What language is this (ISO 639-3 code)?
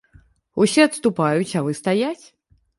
bel